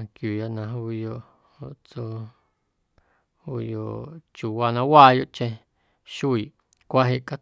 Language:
Guerrero Amuzgo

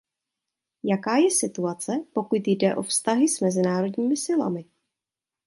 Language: Czech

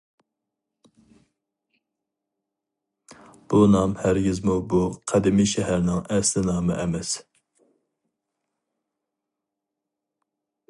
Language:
Uyghur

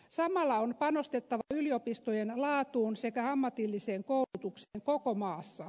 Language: Finnish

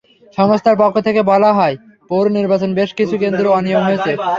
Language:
Bangla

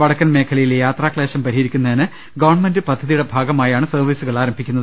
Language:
Malayalam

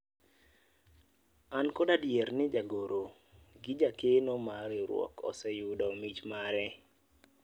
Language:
Luo (Kenya and Tanzania)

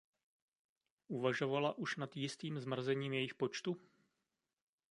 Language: Czech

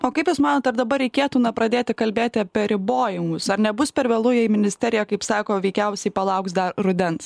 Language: Lithuanian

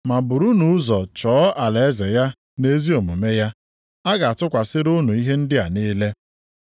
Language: Igbo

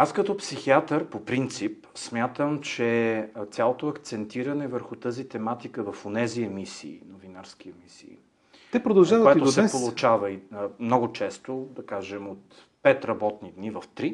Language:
Bulgarian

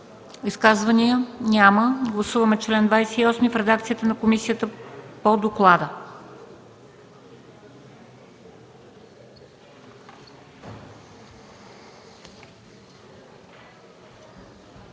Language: Bulgarian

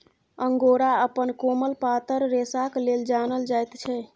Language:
Maithili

